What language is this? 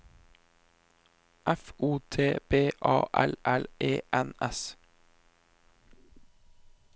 Norwegian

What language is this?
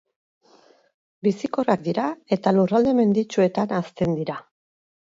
Basque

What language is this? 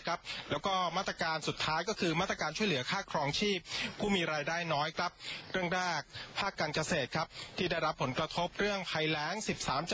Thai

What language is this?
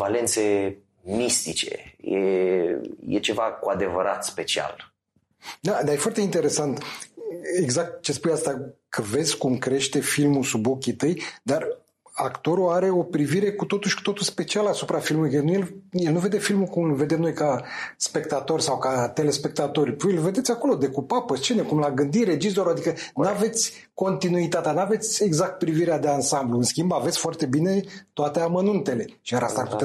Romanian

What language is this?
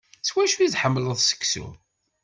Kabyle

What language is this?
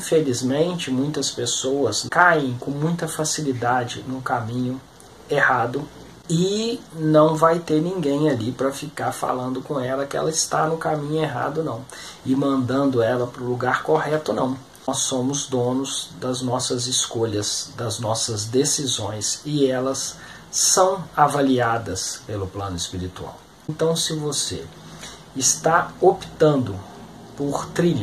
Portuguese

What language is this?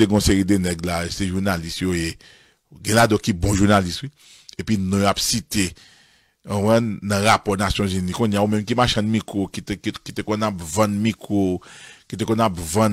French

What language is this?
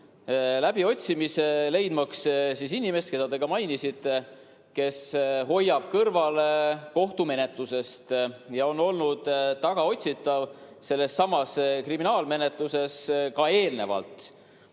Estonian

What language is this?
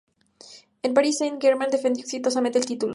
Spanish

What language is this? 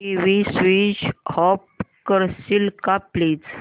Marathi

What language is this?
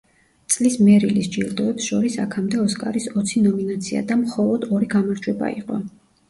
Georgian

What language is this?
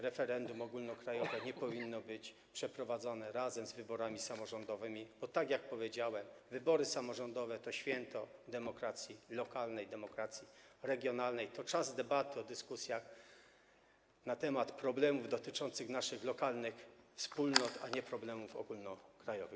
Polish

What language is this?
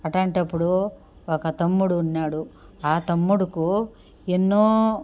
Telugu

